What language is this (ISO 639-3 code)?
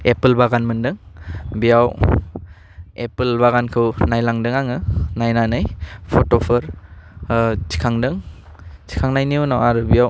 brx